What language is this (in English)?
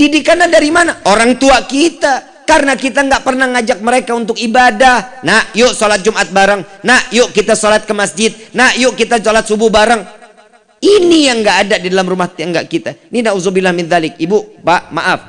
Indonesian